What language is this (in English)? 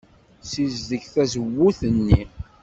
Kabyle